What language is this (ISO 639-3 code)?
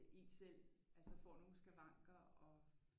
dan